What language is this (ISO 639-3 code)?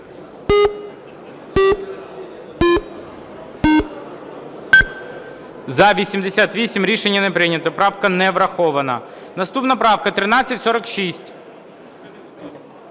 ukr